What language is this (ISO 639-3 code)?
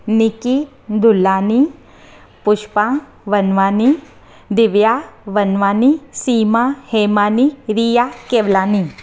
snd